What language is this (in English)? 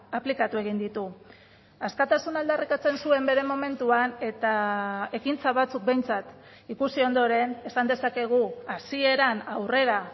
Basque